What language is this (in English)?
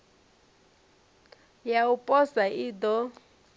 Venda